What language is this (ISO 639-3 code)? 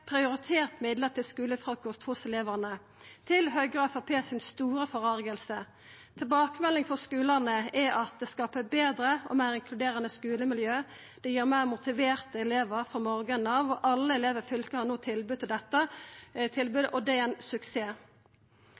nno